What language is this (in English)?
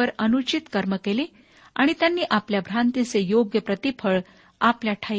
Marathi